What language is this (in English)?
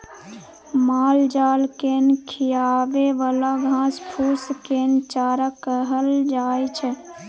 Maithili